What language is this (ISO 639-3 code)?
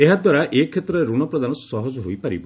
ori